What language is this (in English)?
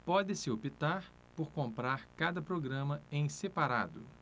Portuguese